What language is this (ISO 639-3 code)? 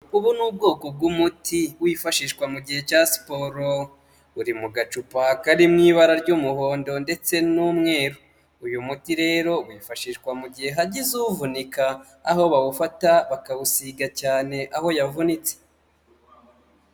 kin